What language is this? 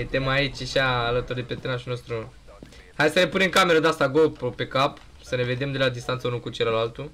Romanian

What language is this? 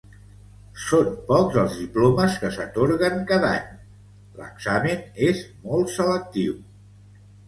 Catalan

